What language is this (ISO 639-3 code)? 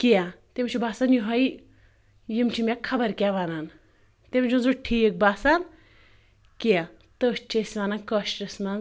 kas